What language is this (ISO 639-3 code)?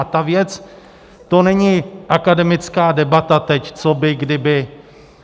ces